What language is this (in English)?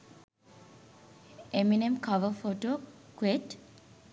Sinhala